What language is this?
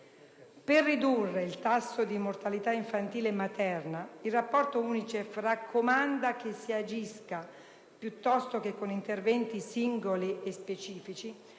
Italian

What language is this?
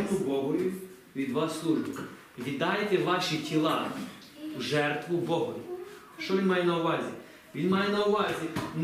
Ukrainian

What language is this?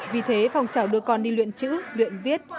Vietnamese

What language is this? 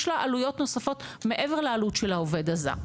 Hebrew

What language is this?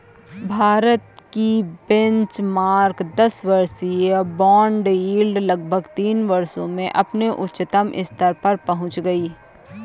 Hindi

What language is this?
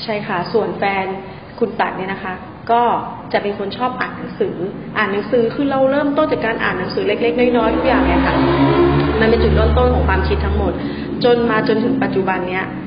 Thai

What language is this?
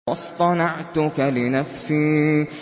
Arabic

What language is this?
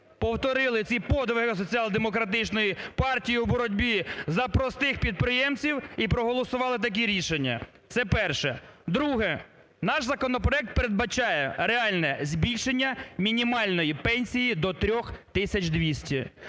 Ukrainian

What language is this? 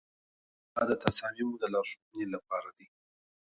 Pashto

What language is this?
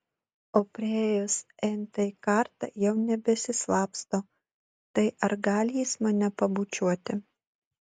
Lithuanian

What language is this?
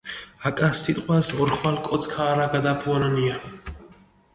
Mingrelian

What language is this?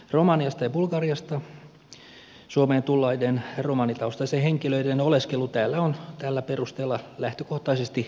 Finnish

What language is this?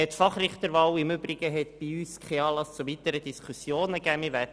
Swiss German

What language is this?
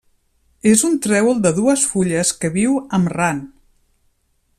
Catalan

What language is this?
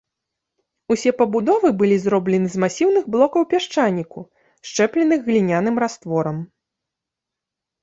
Belarusian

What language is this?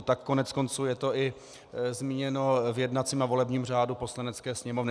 Czech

